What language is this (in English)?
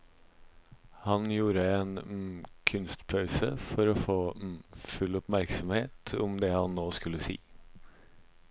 Norwegian